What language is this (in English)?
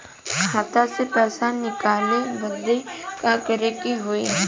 Bhojpuri